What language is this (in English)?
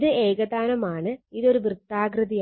Malayalam